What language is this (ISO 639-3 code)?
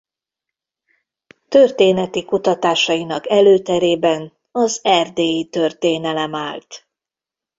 hun